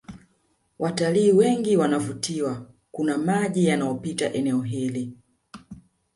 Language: Swahili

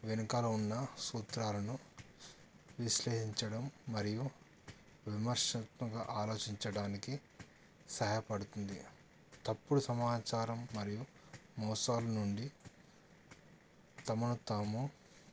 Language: Telugu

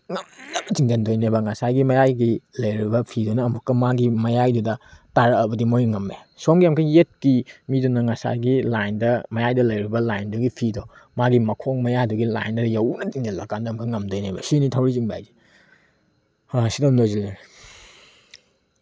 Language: Manipuri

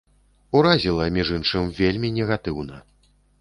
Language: Belarusian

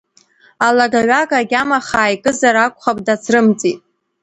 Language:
Abkhazian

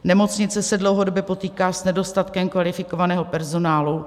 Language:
Czech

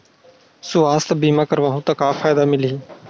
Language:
Chhattisgarhi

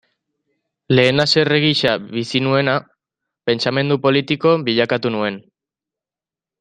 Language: Basque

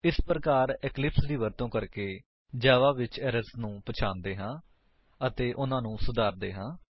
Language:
Punjabi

